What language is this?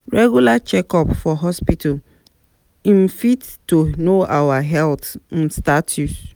Nigerian Pidgin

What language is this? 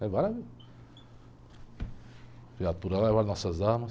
Portuguese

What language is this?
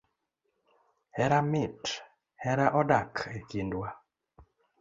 Luo (Kenya and Tanzania)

